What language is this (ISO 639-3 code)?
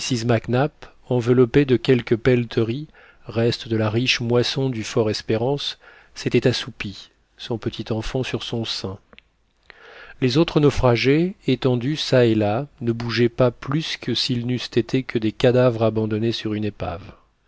fra